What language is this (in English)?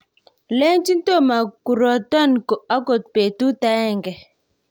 Kalenjin